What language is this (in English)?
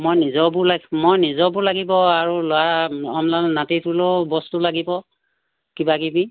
Assamese